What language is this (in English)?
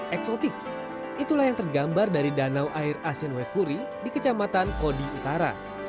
Indonesian